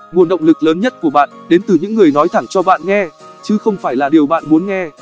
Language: Vietnamese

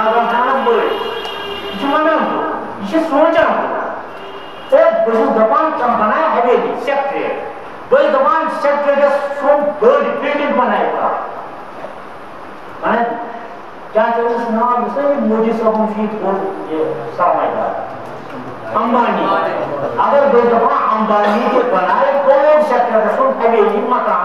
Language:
Romanian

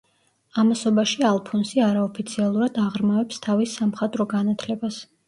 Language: Georgian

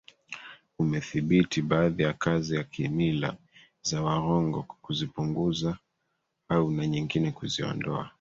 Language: Swahili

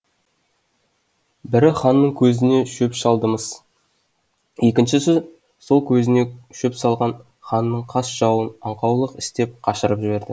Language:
Kazakh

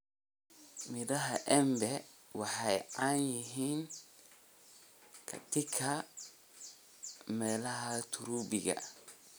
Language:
Somali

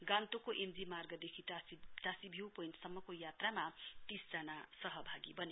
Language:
Nepali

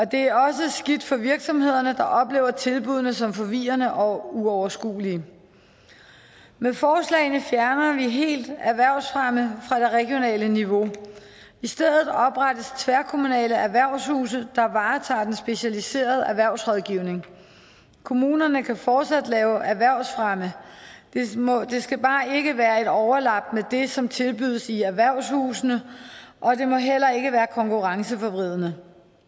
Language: Danish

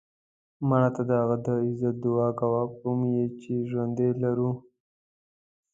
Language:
Pashto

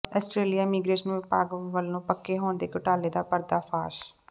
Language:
Punjabi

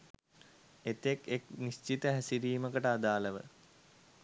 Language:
Sinhala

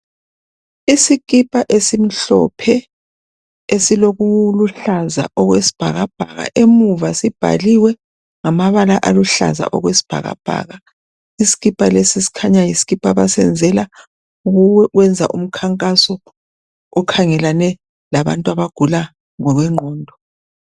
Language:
North Ndebele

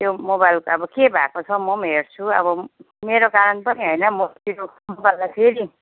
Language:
Nepali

